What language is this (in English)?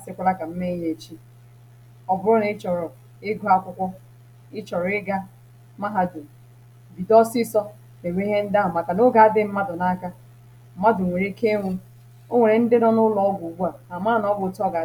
Igbo